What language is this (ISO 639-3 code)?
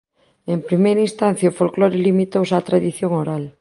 glg